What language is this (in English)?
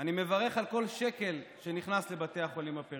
Hebrew